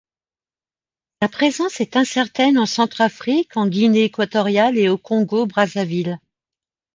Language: French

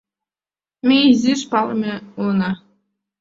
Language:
Mari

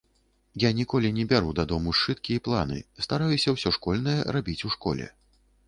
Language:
Belarusian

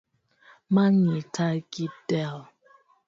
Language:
Luo (Kenya and Tanzania)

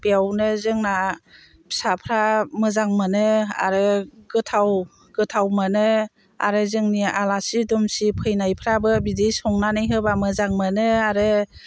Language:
Bodo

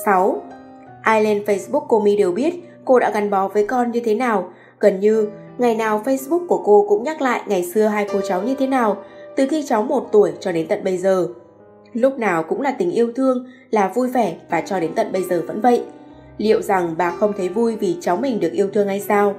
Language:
Vietnamese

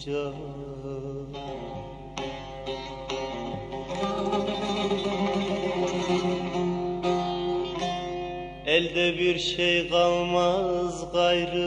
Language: Turkish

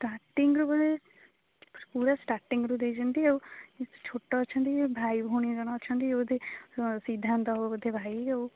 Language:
Odia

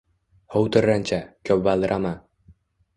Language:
Uzbek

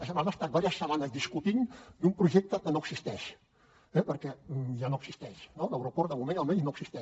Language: Catalan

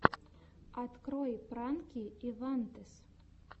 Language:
Russian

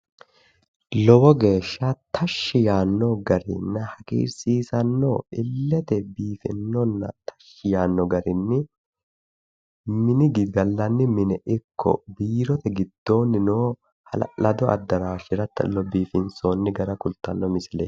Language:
Sidamo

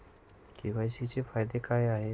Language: Marathi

